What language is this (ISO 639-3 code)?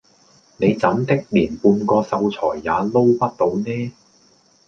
yue